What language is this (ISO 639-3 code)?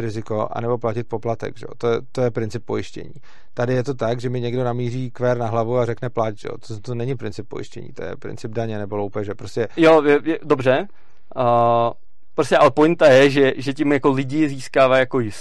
ces